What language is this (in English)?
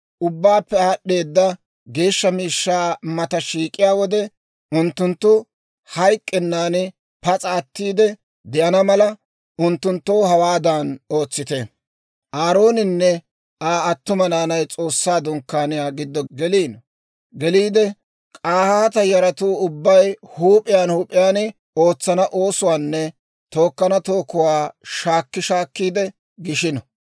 Dawro